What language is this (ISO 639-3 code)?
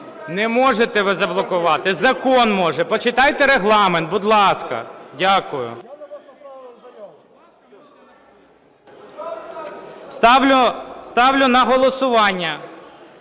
ukr